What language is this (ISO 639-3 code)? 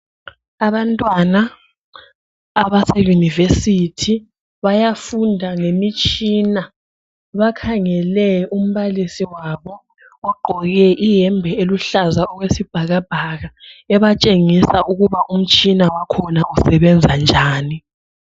nde